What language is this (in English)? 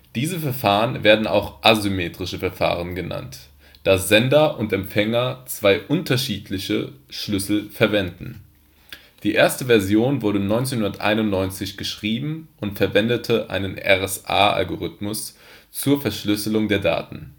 German